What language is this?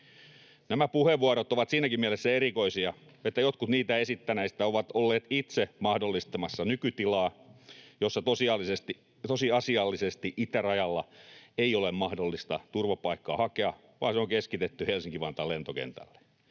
Finnish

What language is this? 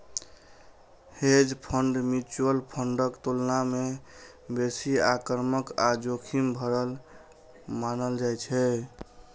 Maithili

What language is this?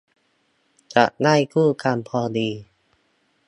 Thai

